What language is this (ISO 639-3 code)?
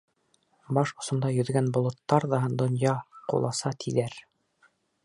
bak